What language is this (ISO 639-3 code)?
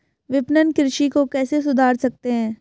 hin